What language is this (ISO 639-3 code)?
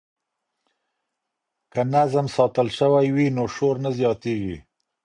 pus